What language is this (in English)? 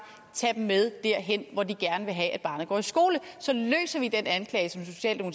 Danish